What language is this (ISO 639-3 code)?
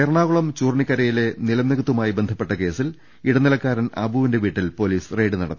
mal